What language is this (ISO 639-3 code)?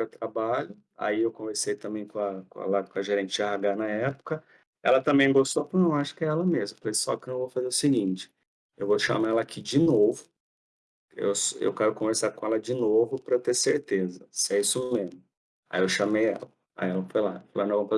por